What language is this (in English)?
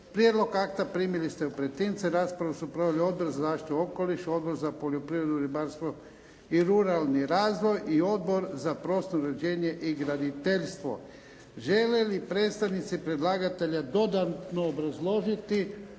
Croatian